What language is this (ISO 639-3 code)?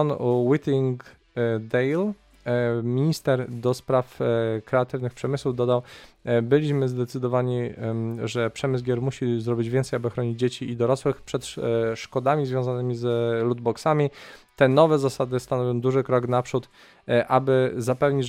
pol